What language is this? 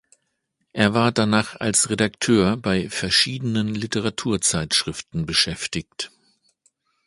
German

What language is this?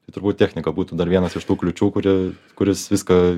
Lithuanian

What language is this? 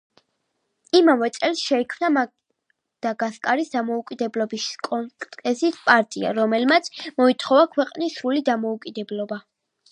Georgian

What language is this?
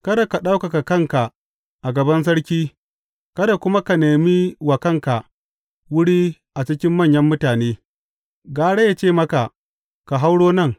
Hausa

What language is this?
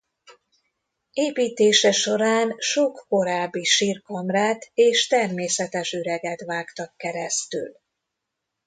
Hungarian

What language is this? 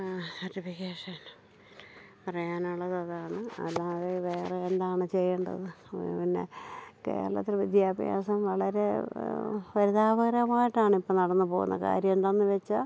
Malayalam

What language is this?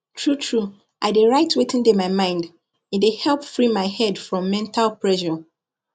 Nigerian Pidgin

